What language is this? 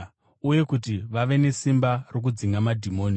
Shona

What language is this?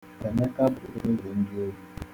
Igbo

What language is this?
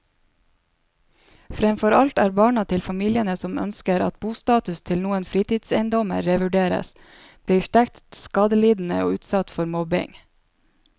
Norwegian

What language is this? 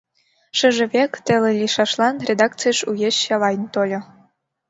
Mari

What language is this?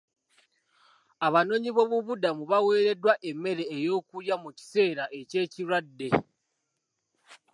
Ganda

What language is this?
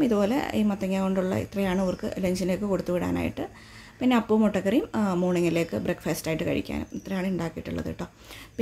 Malayalam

